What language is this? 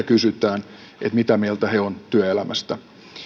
Finnish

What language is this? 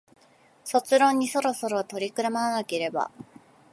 Japanese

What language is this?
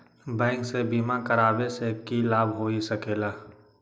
Magahi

